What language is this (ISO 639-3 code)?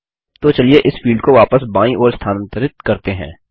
hin